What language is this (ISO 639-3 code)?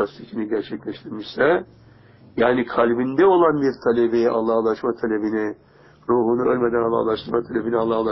tur